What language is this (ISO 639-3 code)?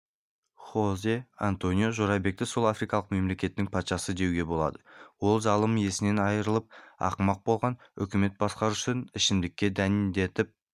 kaz